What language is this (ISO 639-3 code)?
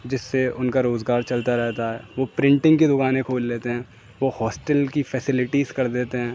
urd